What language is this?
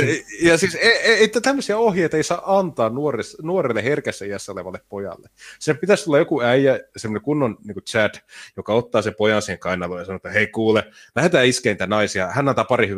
Finnish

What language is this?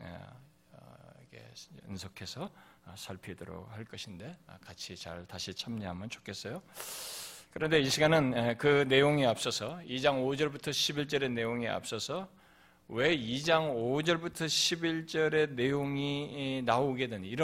Korean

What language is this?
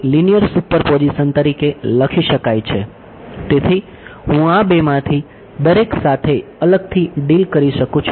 Gujarati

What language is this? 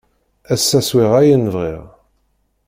Kabyle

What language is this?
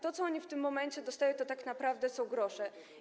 Polish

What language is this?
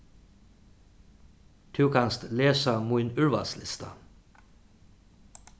Faroese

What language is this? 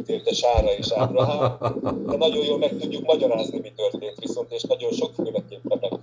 Hungarian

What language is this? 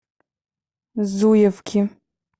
Russian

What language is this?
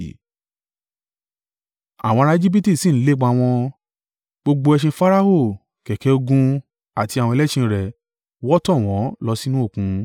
Yoruba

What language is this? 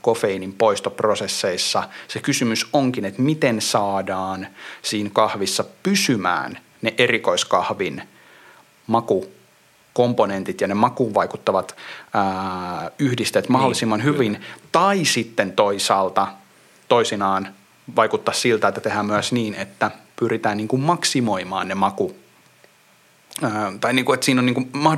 Finnish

